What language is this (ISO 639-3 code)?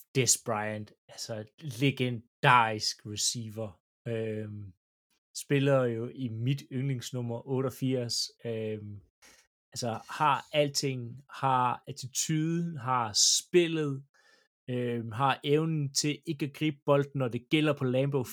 dan